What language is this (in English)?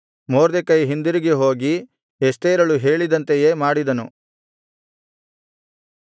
Kannada